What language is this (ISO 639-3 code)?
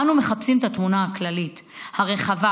heb